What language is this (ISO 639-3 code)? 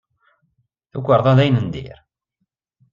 kab